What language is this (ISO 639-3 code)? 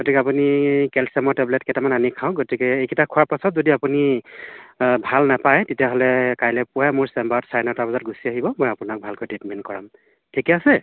asm